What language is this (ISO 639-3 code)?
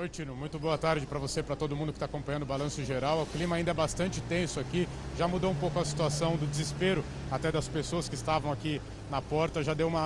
por